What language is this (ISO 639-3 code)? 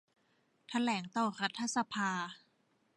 tha